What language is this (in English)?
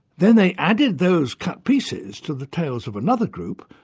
English